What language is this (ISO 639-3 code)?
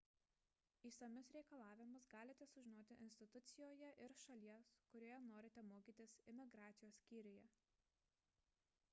lit